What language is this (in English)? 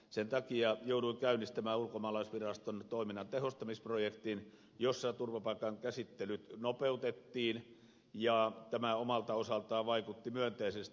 Finnish